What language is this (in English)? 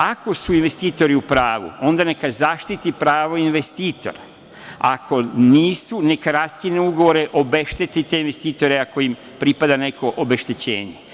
Serbian